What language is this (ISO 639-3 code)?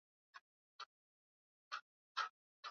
swa